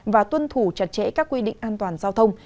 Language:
Vietnamese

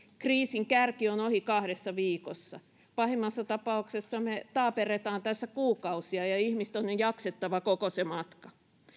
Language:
Finnish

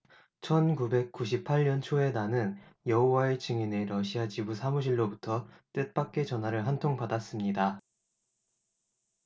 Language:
Korean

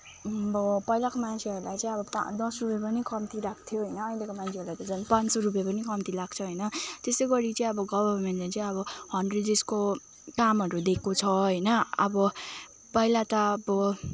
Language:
Nepali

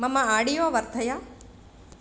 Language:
Sanskrit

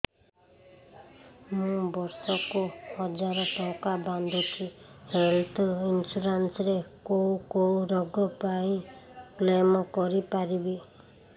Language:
Odia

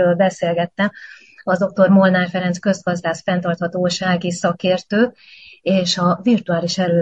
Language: Hungarian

